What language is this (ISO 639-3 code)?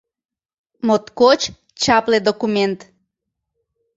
chm